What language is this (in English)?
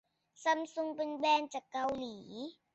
Thai